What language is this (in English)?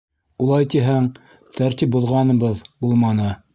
Bashkir